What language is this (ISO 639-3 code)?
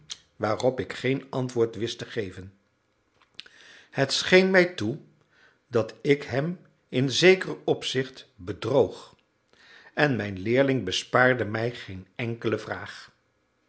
nld